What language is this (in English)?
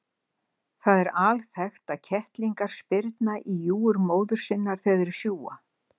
Icelandic